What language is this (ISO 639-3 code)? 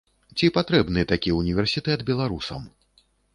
bel